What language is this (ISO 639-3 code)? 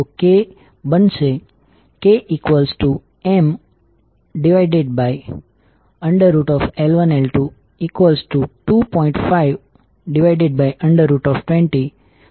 guj